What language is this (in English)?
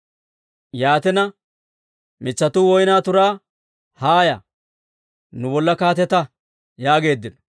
Dawro